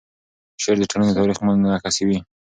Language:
Pashto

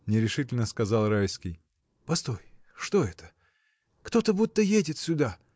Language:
Russian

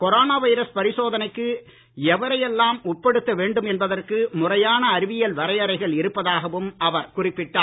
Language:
Tamil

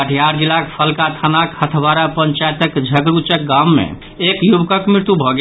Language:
Maithili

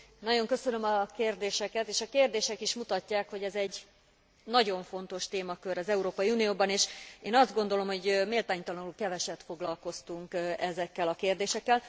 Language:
Hungarian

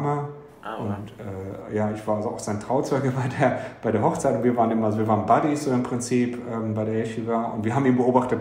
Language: German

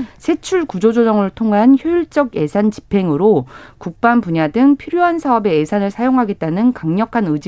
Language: Korean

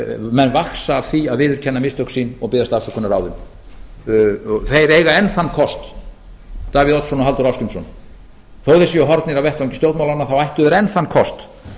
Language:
Icelandic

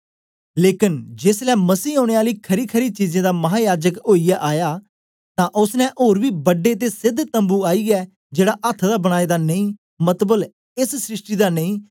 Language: Dogri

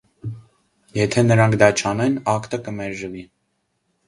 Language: Armenian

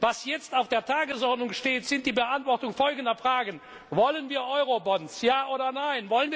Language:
German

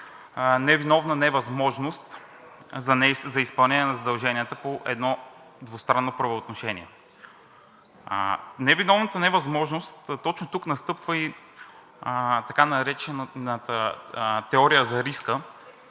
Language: Bulgarian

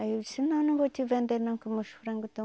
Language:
Portuguese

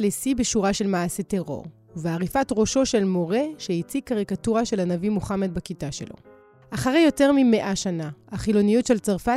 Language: Hebrew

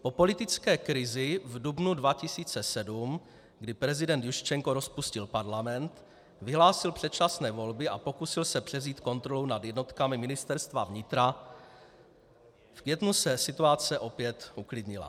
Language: Czech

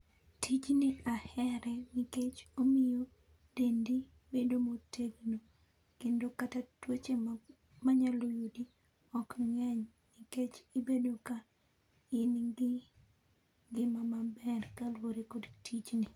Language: Luo (Kenya and Tanzania)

